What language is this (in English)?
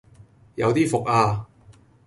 Cantonese